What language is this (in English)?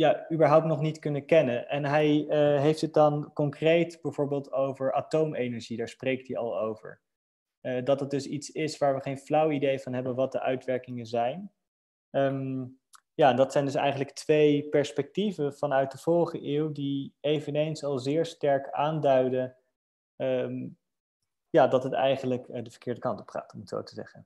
Dutch